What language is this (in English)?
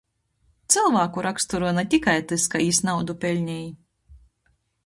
Latgalian